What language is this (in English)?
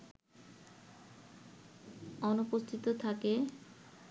Bangla